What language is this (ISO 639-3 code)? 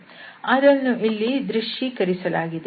kan